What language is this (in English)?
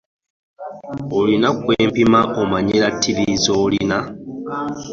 Ganda